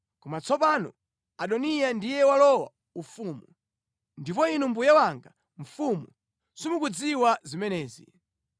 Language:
Nyanja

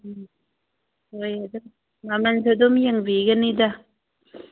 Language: Manipuri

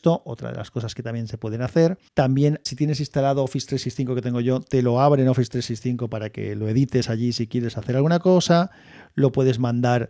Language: Spanish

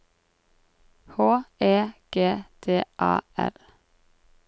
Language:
Norwegian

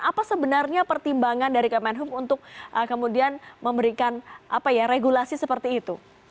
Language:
Indonesian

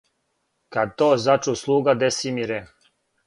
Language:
Serbian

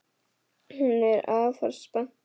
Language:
Icelandic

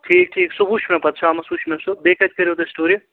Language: Kashmiri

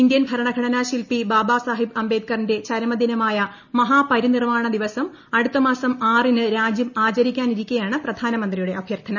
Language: Malayalam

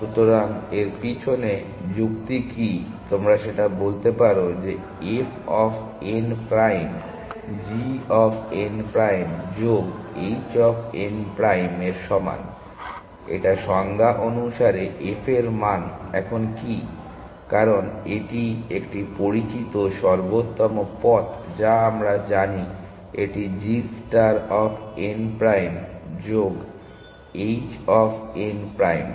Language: Bangla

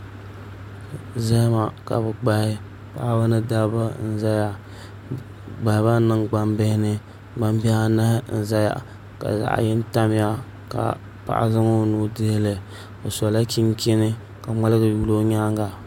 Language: Dagbani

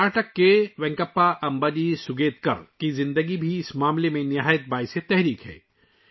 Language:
Urdu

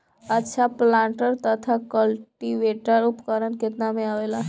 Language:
Bhojpuri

